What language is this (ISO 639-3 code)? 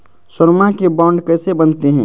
mag